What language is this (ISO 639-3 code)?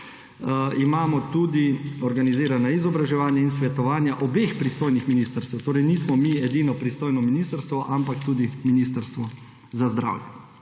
slv